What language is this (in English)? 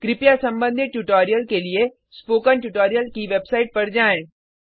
Hindi